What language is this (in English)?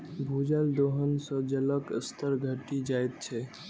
Maithili